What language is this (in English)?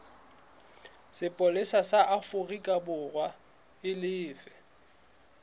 Southern Sotho